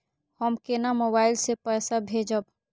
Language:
Maithili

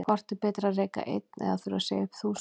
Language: Icelandic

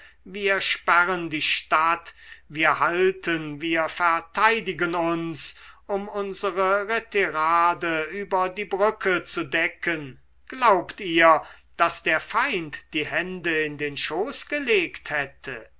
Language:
German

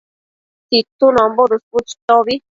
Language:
Matsés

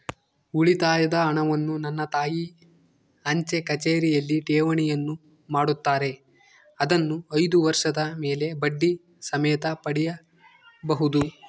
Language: Kannada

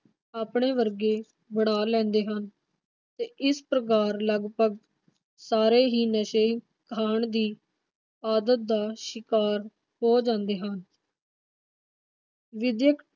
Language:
Punjabi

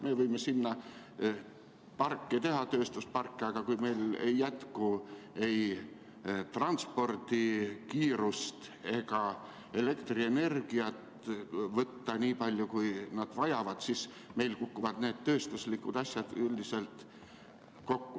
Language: Estonian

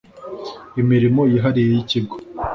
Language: Kinyarwanda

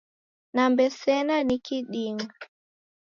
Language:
Taita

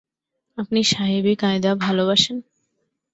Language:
Bangla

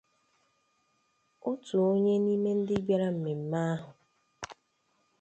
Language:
Igbo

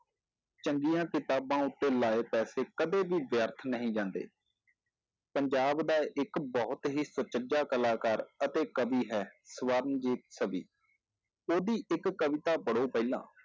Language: Punjabi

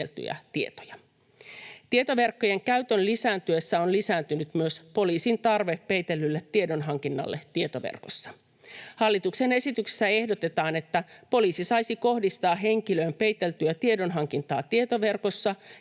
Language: Finnish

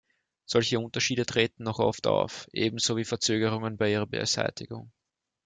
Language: German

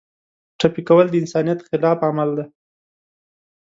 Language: Pashto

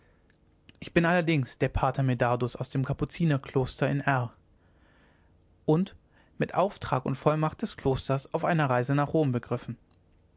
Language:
German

